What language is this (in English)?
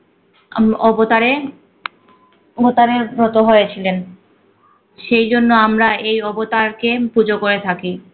Bangla